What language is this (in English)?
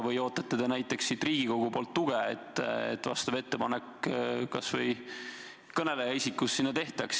Estonian